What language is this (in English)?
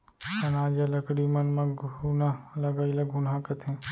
Chhattisgarhi